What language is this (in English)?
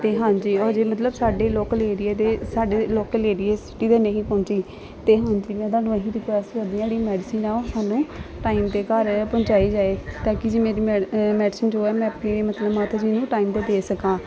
Punjabi